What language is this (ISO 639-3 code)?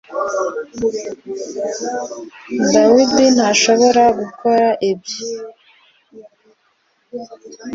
kin